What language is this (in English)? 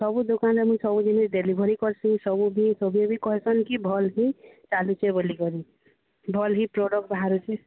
Odia